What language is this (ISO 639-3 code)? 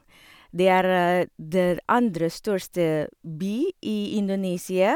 nor